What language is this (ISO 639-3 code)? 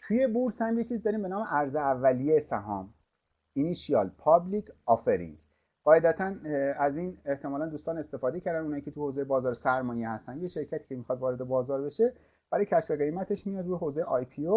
fas